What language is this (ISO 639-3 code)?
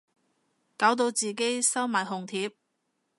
yue